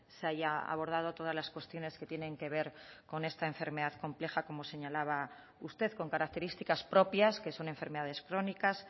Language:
Spanish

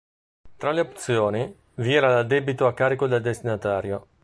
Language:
Italian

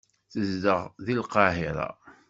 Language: Kabyle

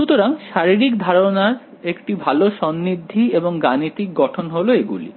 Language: Bangla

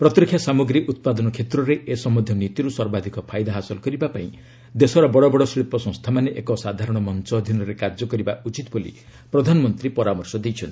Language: Odia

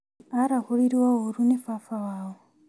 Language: Kikuyu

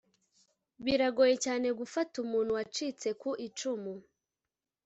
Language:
Kinyarwanda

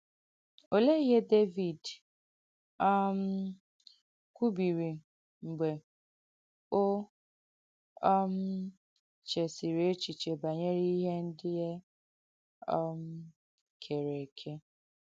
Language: Igbo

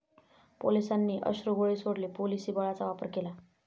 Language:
Marathi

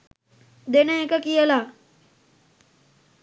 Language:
Sinhala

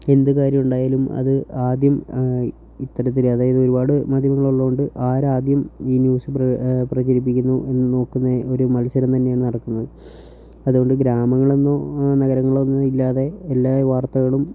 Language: Malayalam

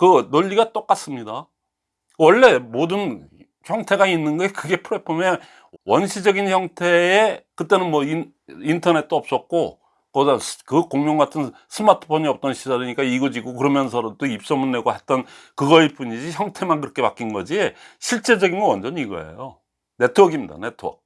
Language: Korean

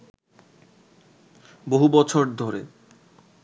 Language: Bangla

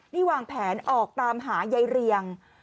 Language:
Thai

